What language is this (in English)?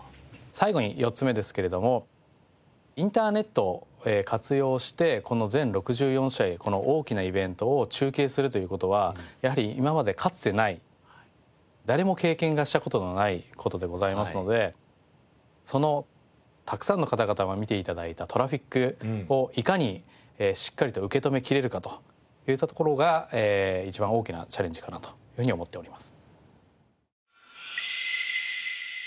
Japanese